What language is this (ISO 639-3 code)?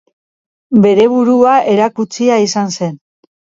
eus